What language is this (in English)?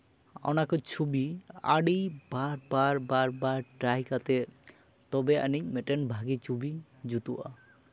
Santali